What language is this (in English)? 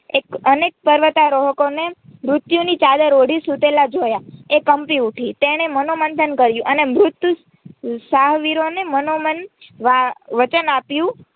Gujarati